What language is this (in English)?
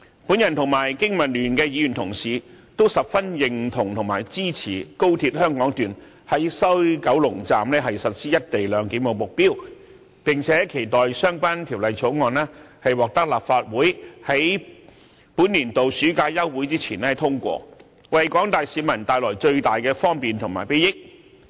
Cantonese